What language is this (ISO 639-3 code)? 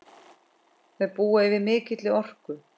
isl